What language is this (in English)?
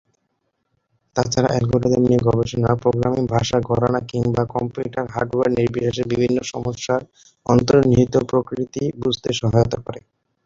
Bangla